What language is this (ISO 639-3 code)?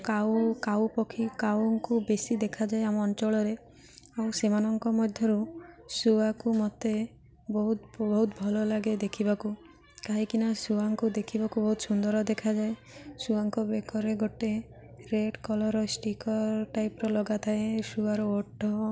ori